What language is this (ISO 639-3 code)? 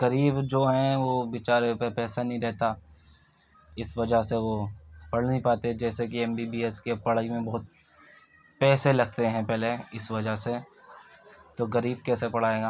urd